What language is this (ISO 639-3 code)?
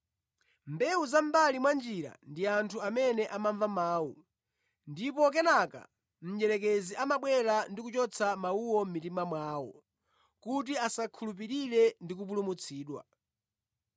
nya